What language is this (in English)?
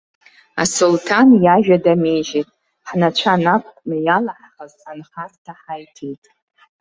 Abkhazian